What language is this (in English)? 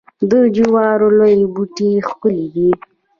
Pashto